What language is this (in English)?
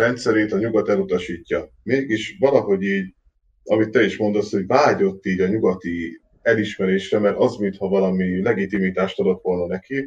Hungarian